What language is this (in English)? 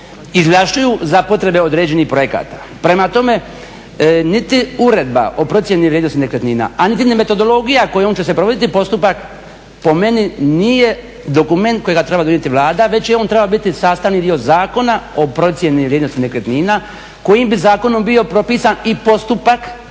Croatian